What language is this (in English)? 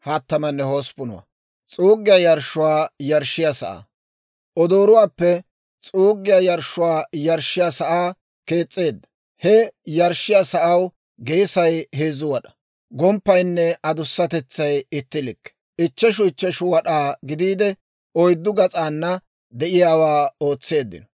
Dawro